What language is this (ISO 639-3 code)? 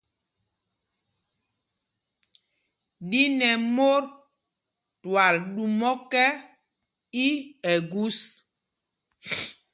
mgg